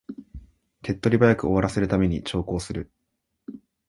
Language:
Japanese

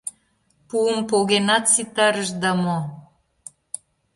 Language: Mari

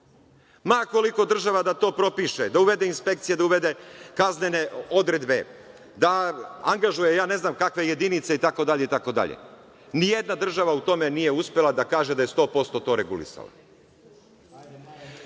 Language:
Serbian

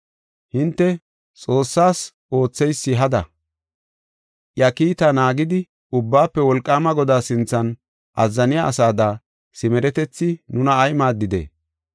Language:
Gofa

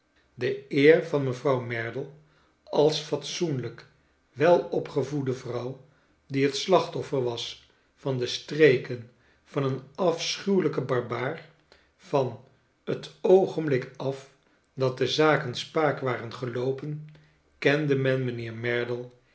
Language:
Dutch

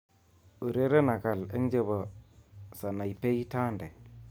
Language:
Kalenjin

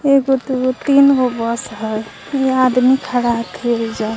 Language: Magahi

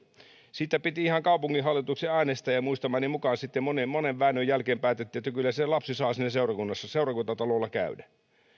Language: Finnish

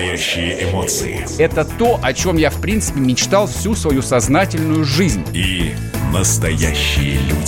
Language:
Russian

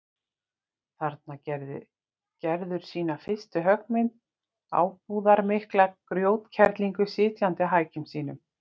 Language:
Icelandic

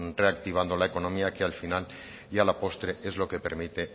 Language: Spanish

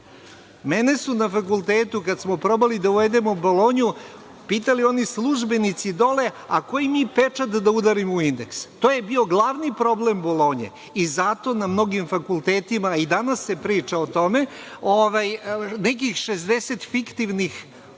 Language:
Serbian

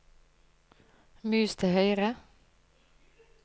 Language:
Norwegian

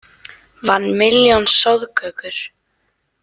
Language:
Icelandic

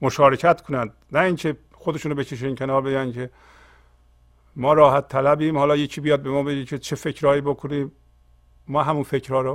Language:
Persian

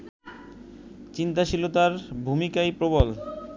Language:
Bangla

